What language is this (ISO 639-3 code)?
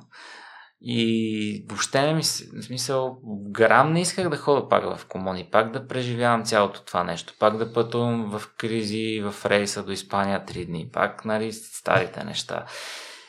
bul